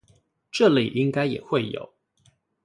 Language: Chinese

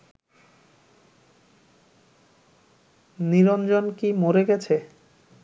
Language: Bangla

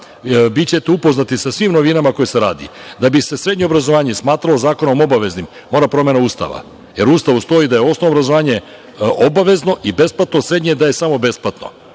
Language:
Serbian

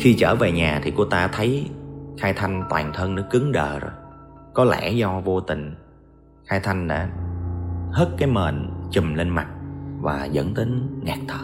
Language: Vietnamese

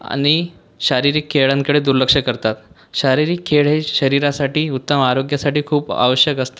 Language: Marathi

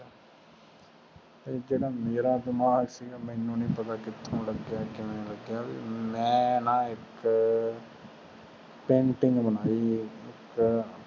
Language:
Punjabi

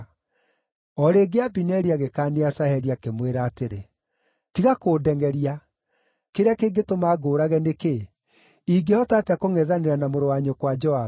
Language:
Kikuyu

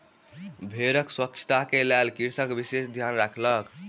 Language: Maithili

